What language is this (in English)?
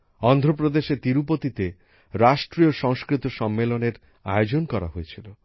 Bangla